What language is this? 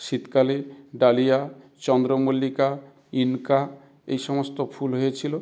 Bangla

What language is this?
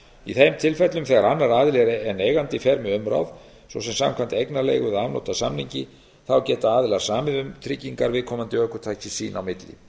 Icelandic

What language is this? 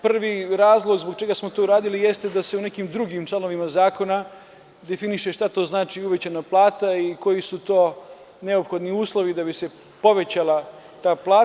Serbian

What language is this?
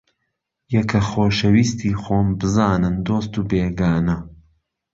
Central Kurdish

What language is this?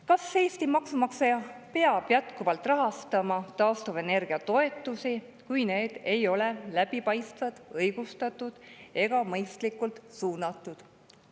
Estonian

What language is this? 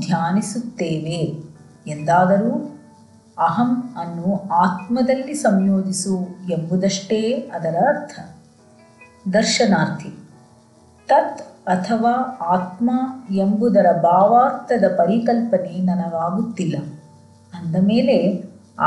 Kannada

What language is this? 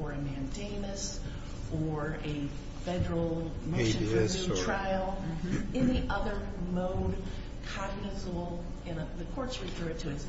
English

